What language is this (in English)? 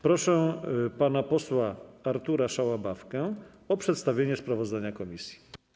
Polish